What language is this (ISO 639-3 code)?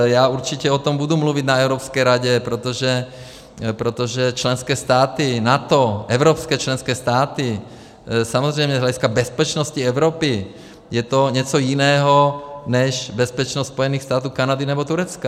ces